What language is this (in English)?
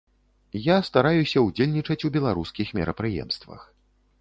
Belarusian